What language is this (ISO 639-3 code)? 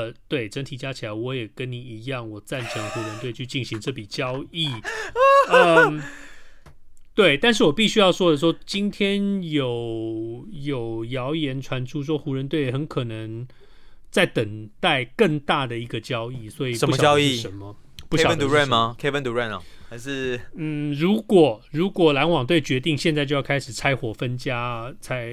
zho